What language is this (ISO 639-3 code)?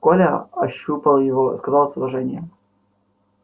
rus